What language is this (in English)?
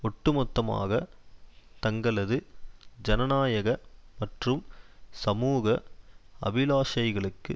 Tamil